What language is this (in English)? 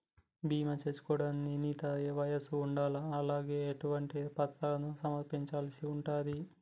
Telugu